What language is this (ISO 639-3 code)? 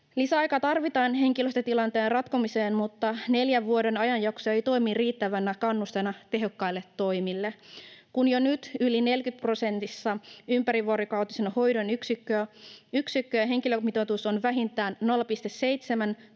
fin